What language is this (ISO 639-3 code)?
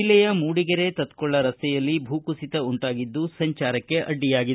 kan